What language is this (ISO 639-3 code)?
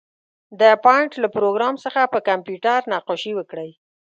pus